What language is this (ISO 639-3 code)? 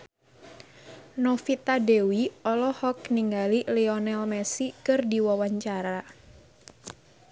sun